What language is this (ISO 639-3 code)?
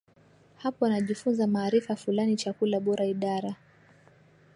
swa